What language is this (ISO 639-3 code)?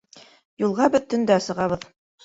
bak